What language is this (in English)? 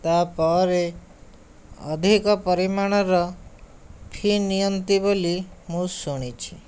Odia